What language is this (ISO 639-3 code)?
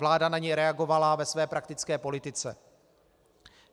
ces